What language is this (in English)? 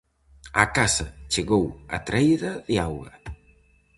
Galician